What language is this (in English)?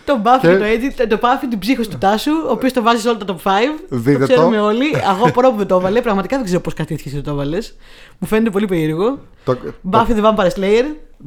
Greek